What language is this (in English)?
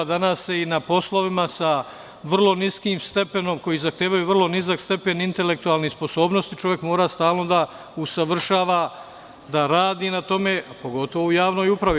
Serbian